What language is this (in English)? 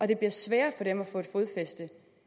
Danish